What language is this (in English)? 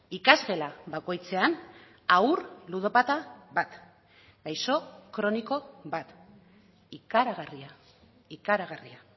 Basque